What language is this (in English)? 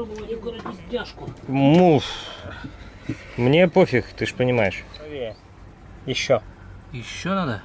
Russian